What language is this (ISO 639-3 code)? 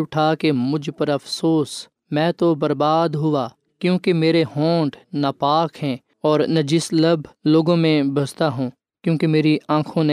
urd